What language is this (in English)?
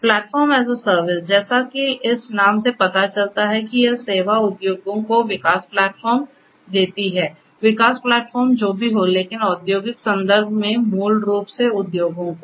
Hindi